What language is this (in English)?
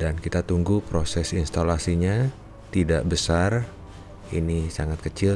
Indonesian